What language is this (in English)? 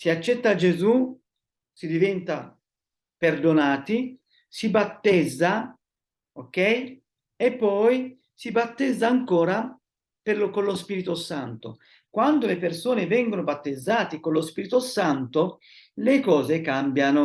Italian